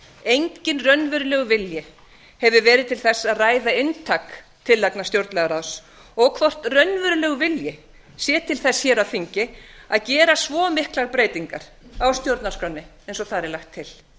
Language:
Icelandic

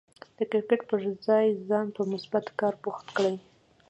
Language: Pashto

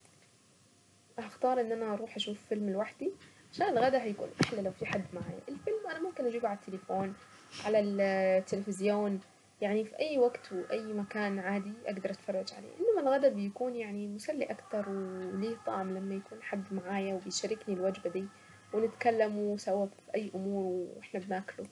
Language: Saidi Arabic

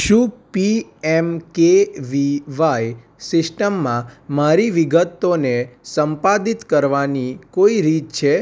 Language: Gujarati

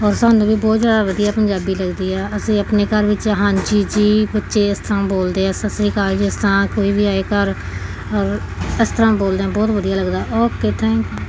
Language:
Punjabi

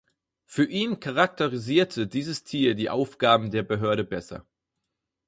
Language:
German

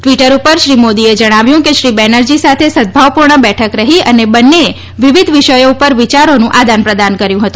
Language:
Gujarati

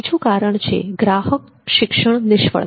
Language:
Gujarati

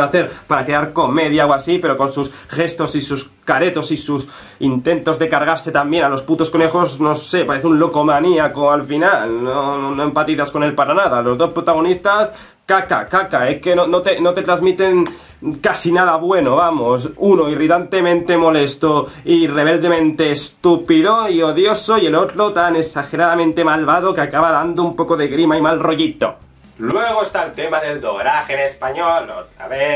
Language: Spanish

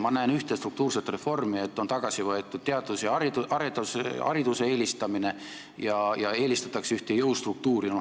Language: Estonian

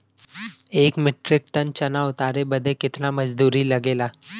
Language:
Bhojpuri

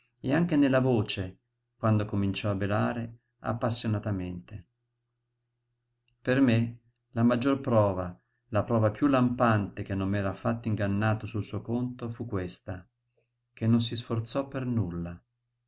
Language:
Italian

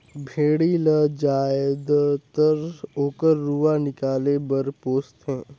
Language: Chhattisgarhi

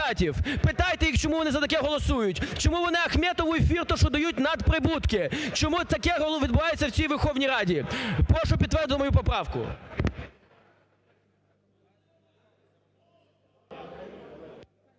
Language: Ukrainian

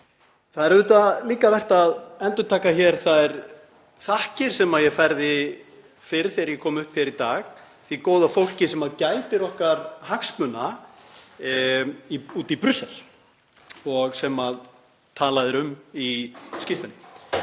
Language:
Icelandic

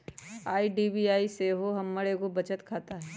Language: Magahi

